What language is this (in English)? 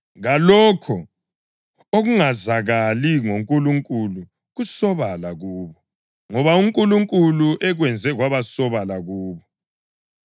North Ndebele